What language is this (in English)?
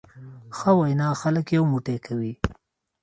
Pashto